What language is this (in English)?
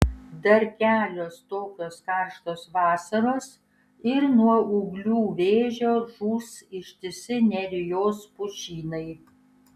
Lithuanian